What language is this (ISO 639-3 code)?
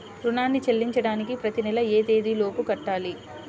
tel